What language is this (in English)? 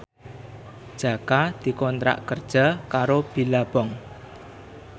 Javanese